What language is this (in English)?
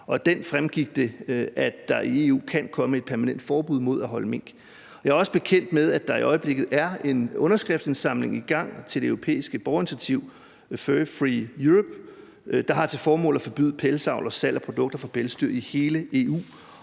Danish